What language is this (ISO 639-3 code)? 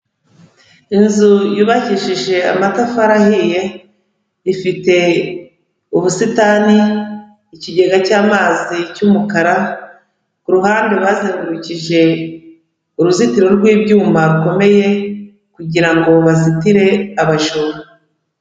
kin